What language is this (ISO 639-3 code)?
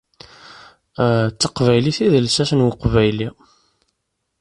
kab